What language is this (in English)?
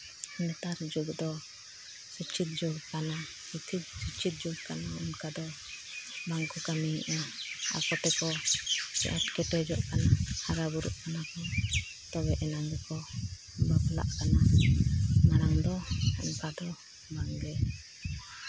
Santali